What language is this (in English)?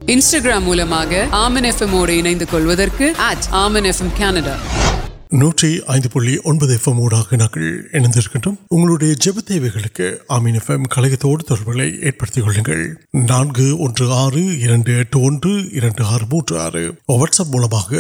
Urdu